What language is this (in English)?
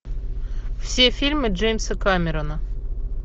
Russian